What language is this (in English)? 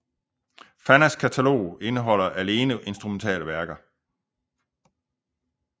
Danish